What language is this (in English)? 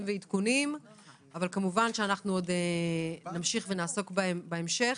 Hebrew